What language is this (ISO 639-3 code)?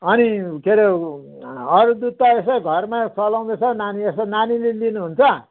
nep